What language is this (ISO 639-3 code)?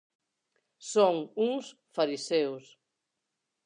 glg